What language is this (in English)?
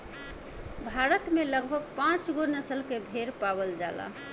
Bhojpuri